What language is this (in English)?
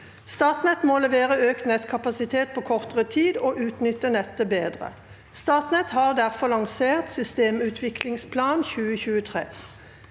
Norwegian